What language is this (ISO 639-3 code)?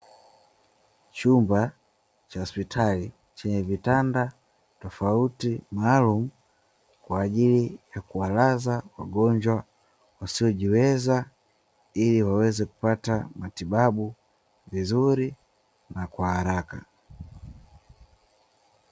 swa